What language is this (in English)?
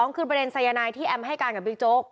Thai